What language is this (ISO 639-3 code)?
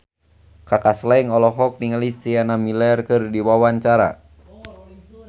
sun